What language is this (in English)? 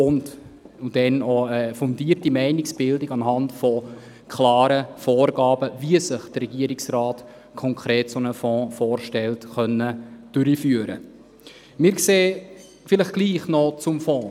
Swiss German